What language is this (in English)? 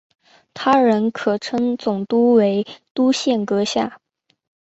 Chinese